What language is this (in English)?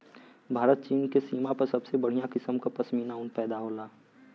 Bhojpuri